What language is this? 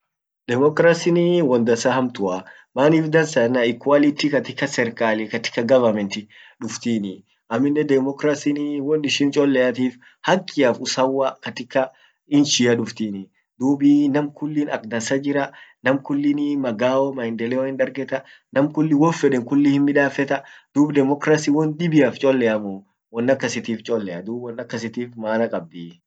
Orma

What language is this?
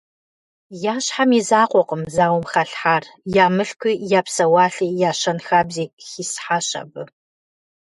Kabardian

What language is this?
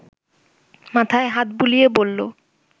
Bangla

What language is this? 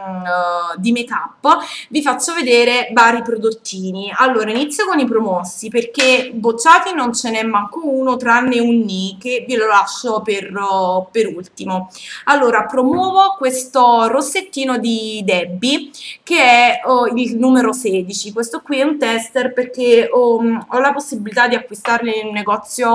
Italian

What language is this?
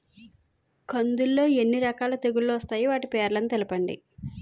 Telugu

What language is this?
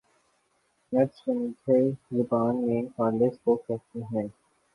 Urdu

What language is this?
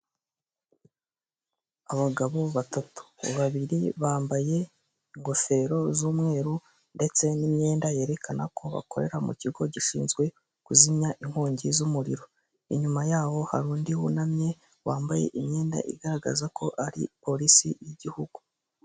Kinyarwanda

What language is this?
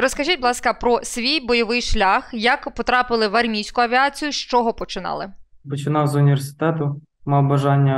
Ukrainian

